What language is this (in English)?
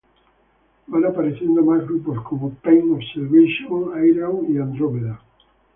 Spanish